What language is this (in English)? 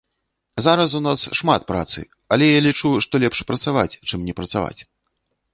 Belarusian